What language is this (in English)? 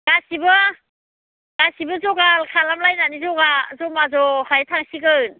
Bodo